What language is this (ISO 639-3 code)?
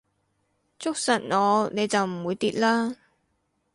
yue